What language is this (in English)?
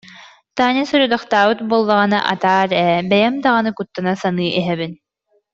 Yakut